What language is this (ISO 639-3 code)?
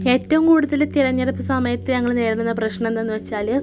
mal